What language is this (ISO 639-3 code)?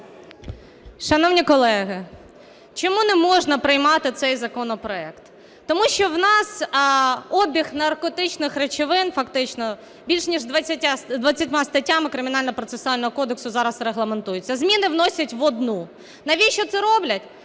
ukr